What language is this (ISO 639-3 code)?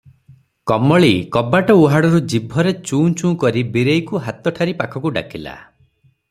ori